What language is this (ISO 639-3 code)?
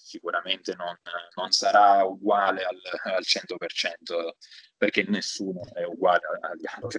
ita